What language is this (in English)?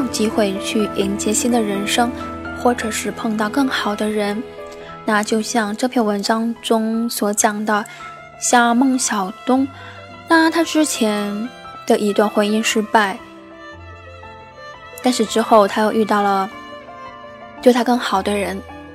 Chinese